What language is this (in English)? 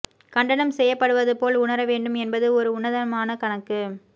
Tamil